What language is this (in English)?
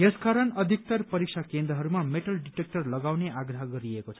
Nepali